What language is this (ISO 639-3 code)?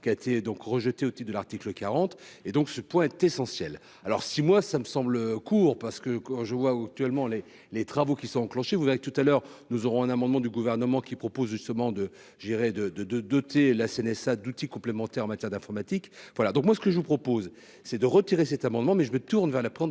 fra